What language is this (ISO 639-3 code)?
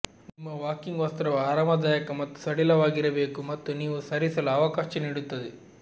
kan